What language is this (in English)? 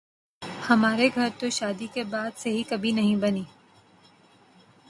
Urdu